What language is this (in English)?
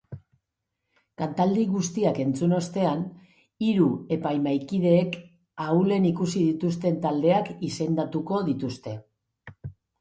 Basque